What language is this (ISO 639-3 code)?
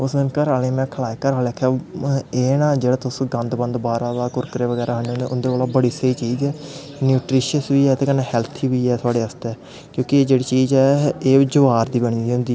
doi